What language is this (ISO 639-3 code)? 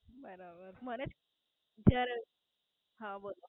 guj